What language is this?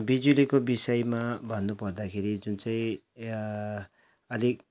Nepali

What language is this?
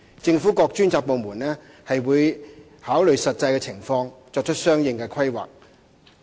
Cantonese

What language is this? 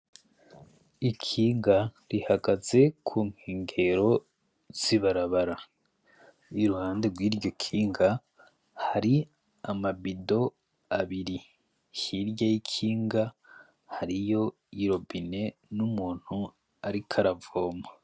Rundi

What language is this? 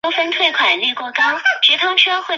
Chinese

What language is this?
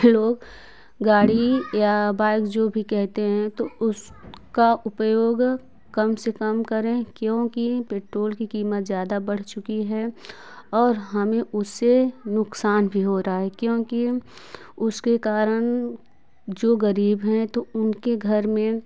Hindi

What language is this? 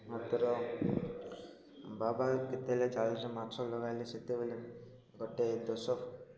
Odia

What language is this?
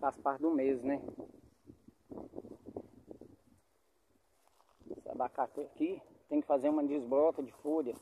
Portuguese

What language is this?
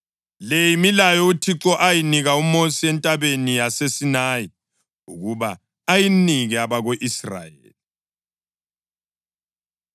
North Ndebele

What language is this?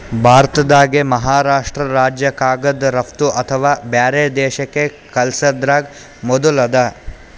Kannada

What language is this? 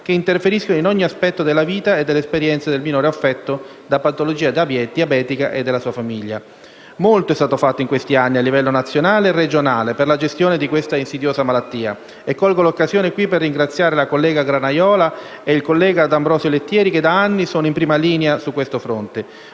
Italian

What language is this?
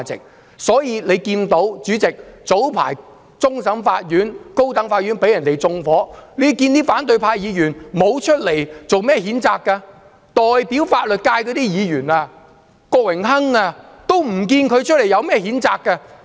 Cantonese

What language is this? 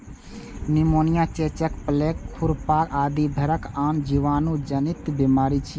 Maithili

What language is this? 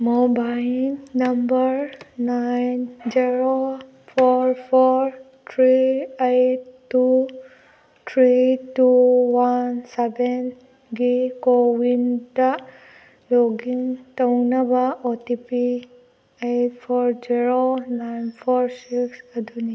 Manipuri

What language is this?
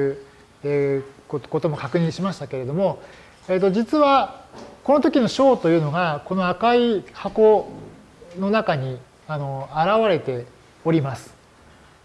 Japanese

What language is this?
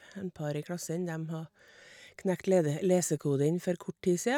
Norwegian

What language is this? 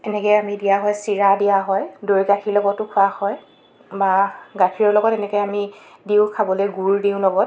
Assamese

